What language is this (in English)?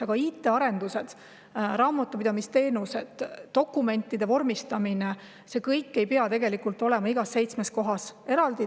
Estonian